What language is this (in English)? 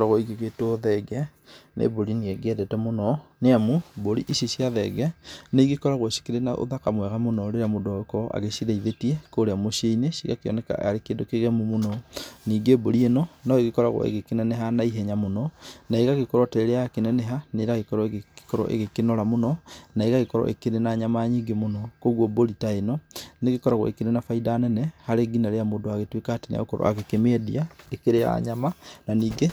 Kikuyu